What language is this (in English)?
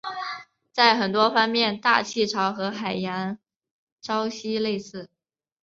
Chinese